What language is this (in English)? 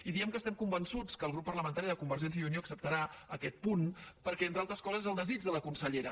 Catalan